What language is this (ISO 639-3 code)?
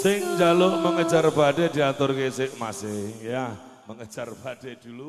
ind